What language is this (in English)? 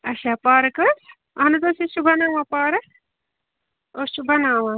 Kashmiri